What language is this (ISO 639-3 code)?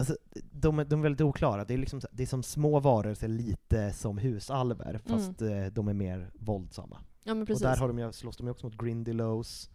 swe